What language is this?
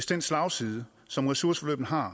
Danish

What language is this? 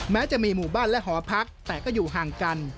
Thai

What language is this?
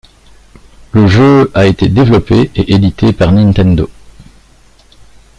French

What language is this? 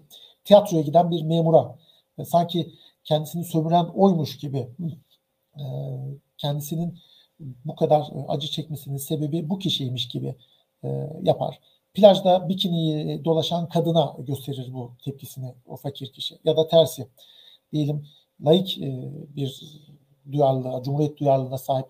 Turkish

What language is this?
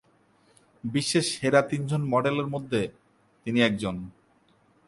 Bangla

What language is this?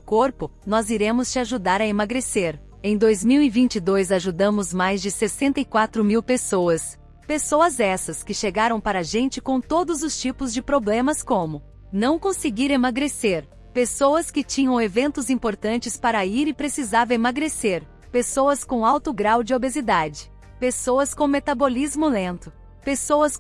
Portuguese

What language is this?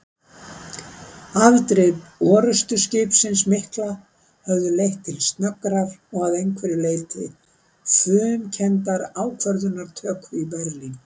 Icelandic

